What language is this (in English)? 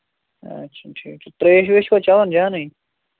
Kashmiri